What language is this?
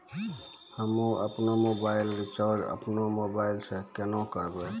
Maithili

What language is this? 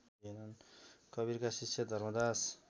Nepali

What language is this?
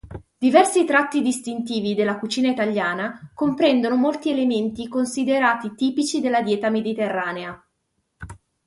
Italian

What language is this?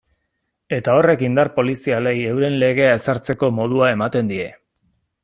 Basque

